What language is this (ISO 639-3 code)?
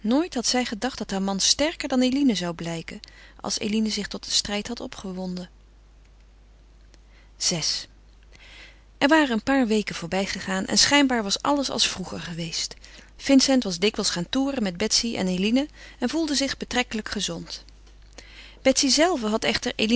nld